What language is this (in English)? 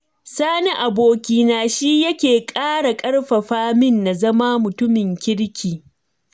Hausa